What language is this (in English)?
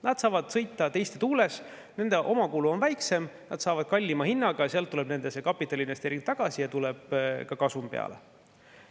Estonian